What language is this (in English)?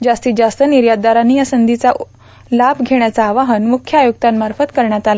Marathi